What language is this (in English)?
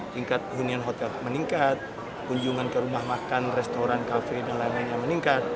Indonesian